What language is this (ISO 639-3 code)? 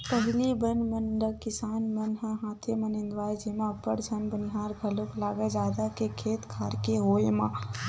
hne